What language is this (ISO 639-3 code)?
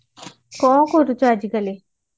ori